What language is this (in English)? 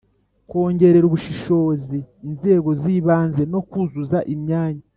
Kinyarwanda